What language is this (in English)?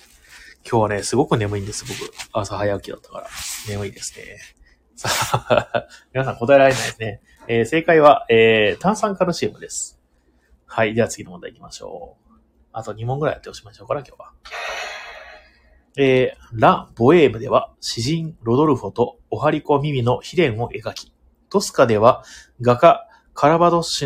Japanese